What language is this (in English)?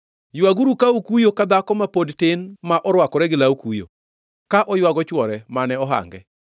Luo (Kenya and Tanzania)